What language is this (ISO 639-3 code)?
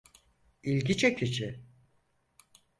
tur